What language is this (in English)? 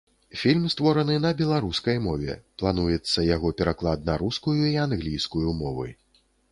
Belarusian